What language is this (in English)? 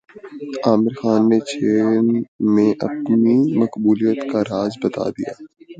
Urdu